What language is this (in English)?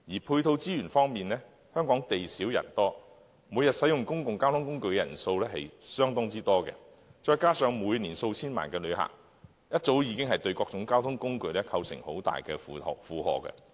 Cantonese